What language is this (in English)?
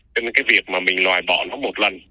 Vietnamese